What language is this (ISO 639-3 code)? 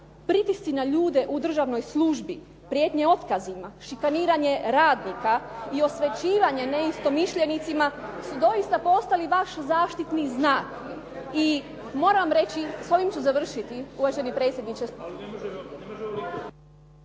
hrv